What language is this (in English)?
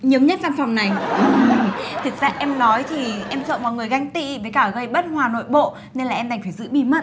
Vietnamese